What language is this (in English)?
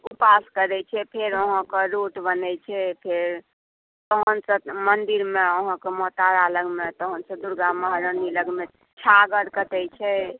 Maithili